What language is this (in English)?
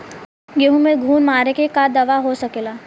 Bhojpuri